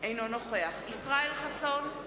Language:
Hebrew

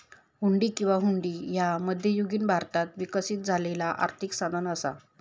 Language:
Marathi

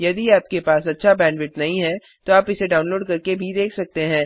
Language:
Hindi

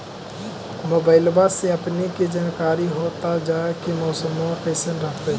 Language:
Magahi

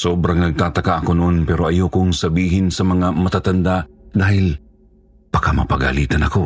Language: Filipino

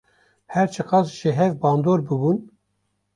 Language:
Kurdish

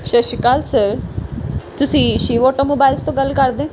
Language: Punjabi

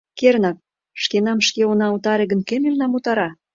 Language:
Mari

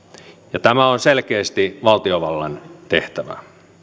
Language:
Finnish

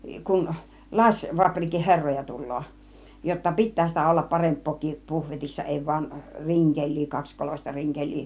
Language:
Finnish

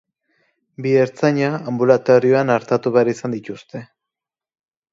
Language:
Basque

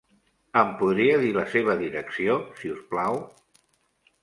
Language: Catalan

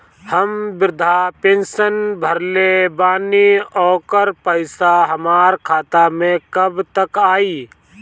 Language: Bhojpuri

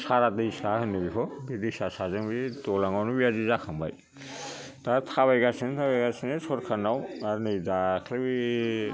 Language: Bodo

